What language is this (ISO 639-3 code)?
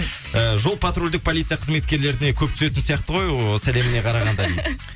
kaz